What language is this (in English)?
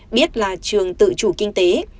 Vietnamese